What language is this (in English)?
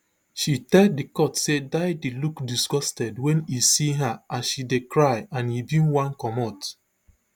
Nigerian Pidgin